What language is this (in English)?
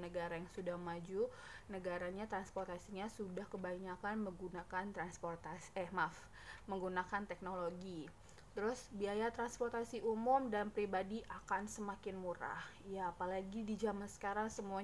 Indonesian